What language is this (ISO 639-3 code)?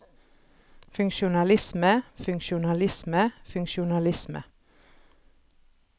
nor